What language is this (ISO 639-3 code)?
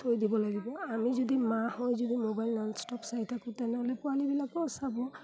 asm